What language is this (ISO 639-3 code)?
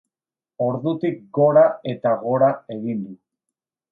eus